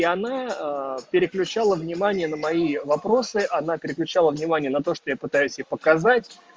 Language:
Russian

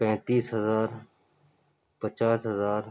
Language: Urdu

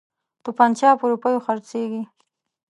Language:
Pashto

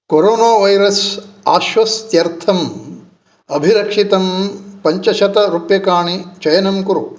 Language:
Sanskrit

